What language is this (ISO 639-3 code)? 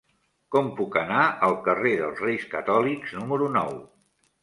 cat